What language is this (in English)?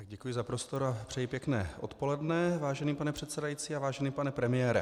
Czech